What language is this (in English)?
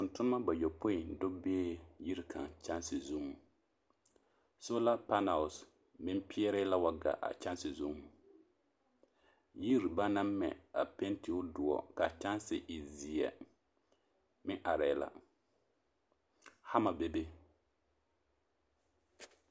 Southern Dagaare